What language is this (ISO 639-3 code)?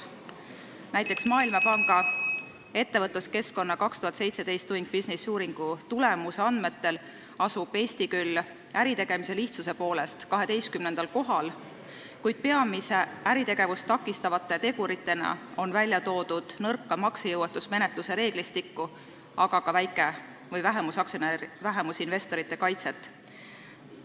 est